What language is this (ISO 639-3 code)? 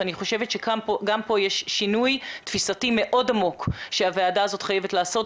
heb